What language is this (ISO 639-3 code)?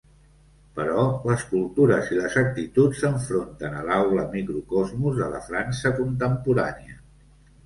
cat